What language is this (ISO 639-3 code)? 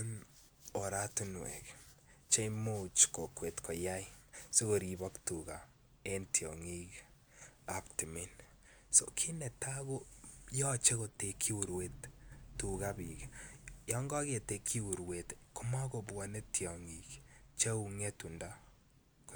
kln